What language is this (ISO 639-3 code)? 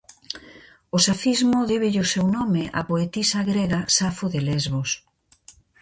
glg